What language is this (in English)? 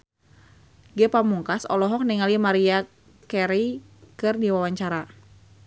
Sundanese